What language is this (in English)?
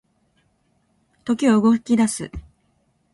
Japanese